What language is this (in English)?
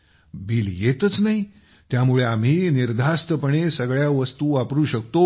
Marathi